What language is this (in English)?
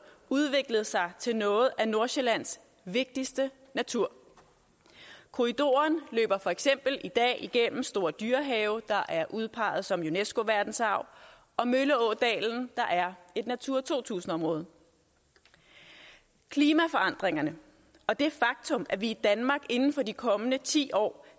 Danish